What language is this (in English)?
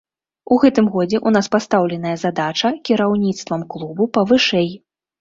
Belarusian